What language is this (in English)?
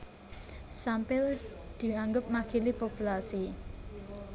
Javanese